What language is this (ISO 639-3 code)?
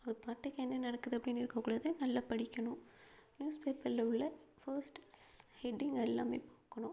tam